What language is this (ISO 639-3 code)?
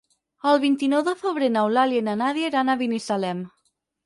cat